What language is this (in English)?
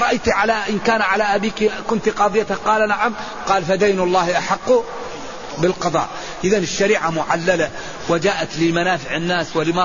Arabic